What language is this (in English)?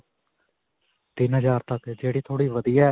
Punjabi